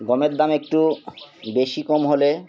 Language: Bangla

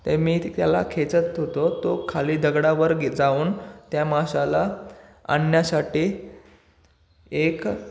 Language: Marathi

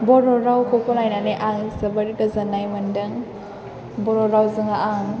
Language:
Bodo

